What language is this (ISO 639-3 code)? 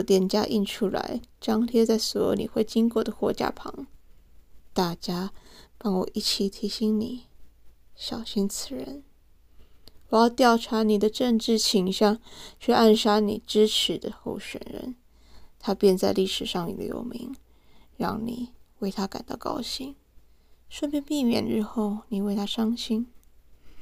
zho